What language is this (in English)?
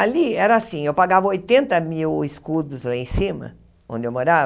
Portuguese